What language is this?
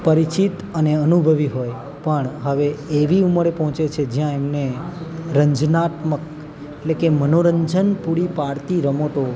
Gujarati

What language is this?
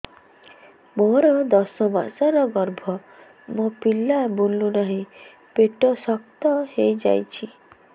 Odia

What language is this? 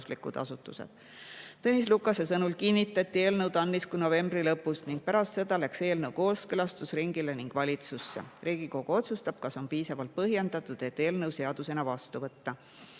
Estonian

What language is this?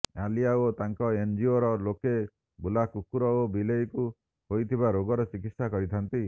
Odia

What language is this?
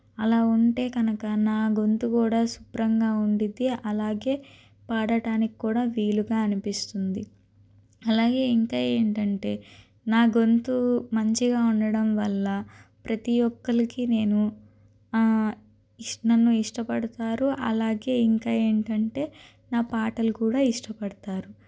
Telugu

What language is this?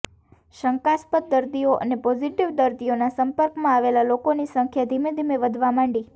Gujarati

